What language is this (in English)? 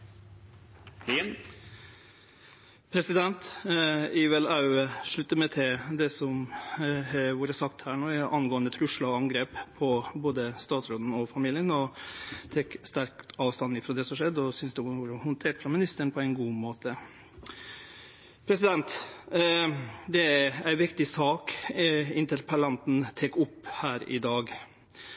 Norwegian Nynorsk